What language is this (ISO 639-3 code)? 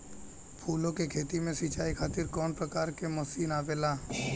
bho